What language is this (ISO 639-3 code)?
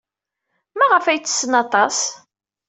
kab